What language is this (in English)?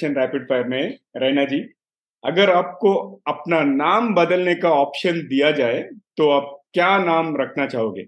Hindi